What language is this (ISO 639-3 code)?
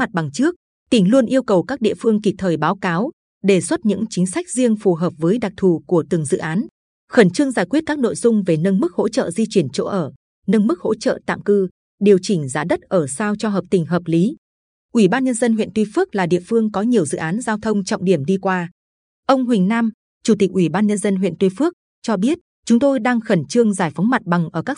vie